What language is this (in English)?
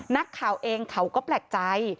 Thai